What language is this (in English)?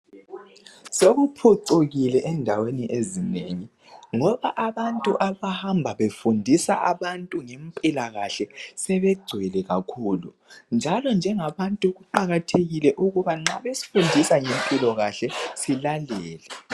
North Ndebele